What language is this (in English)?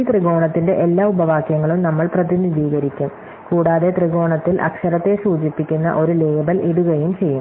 Malayalam